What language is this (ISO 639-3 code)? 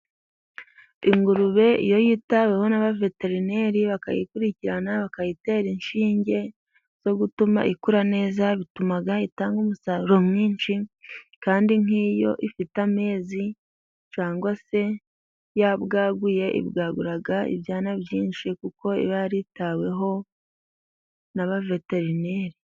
kin